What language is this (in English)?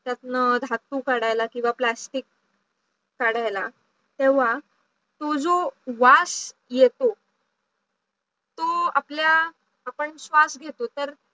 Marathi